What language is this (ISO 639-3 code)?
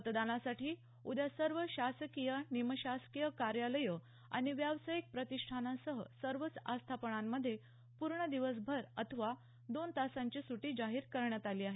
mar